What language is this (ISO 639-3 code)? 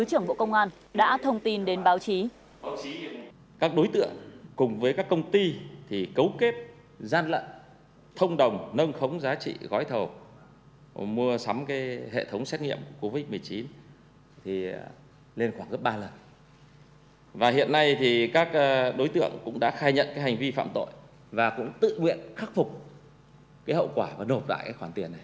vie